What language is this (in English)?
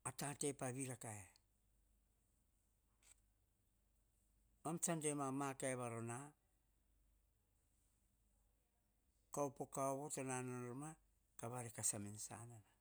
Hahon